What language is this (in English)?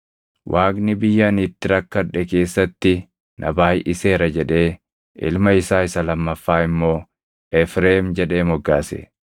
Oromo